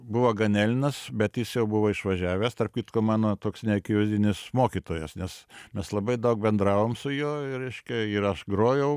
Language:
Lithuanian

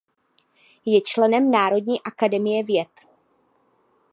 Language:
Czech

